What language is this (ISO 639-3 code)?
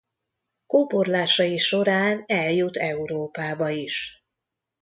hun